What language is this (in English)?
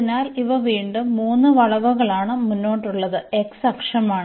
Malayalam